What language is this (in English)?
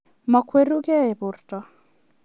Kalenjin